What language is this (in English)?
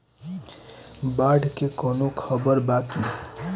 Bhojpuri